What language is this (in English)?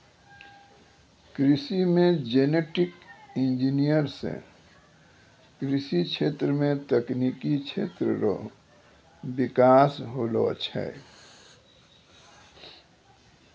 Maithili